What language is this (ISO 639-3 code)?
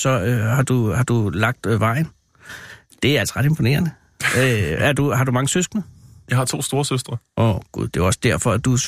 dan